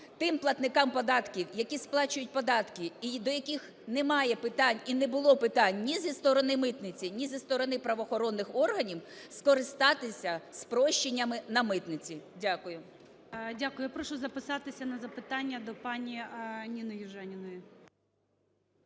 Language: Ukrainian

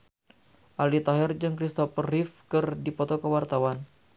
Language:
Sundanese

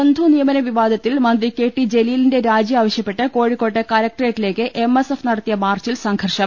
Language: Malayalam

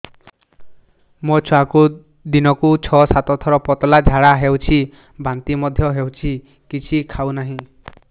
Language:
Odia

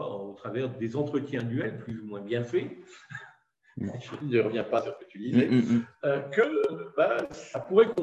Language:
French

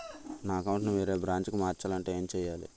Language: Telugu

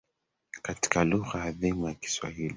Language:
Swahili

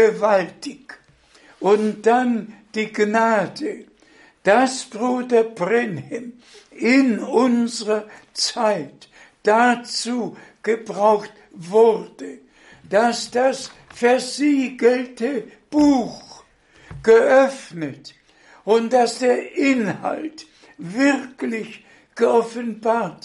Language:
German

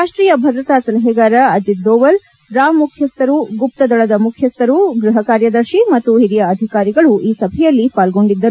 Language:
Kannada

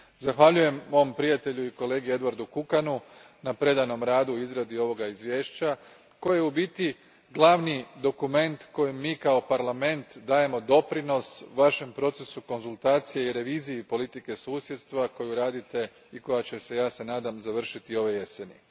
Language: Croatian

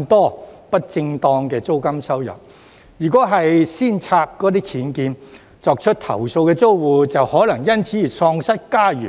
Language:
Cantonese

